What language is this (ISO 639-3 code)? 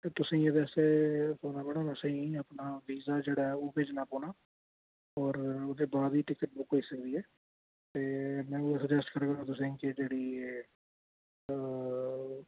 doi